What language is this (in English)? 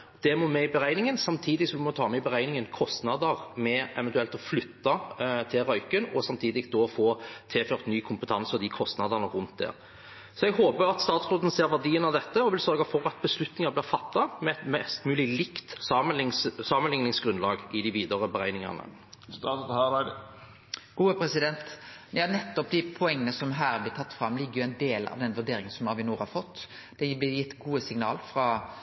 Norwegian